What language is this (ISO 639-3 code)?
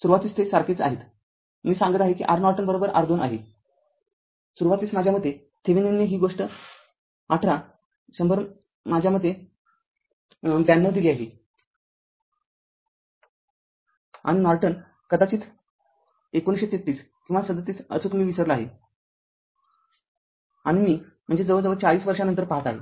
mar